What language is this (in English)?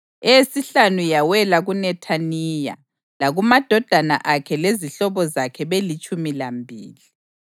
North Ndebele